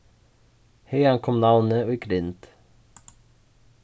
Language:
Faroese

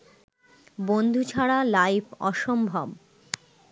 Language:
Bangla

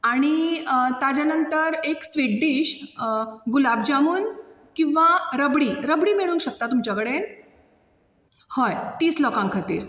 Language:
Konkani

